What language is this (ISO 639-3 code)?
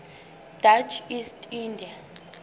sot